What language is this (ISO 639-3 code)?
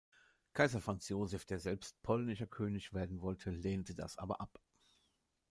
deu